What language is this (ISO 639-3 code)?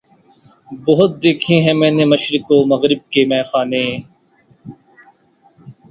urd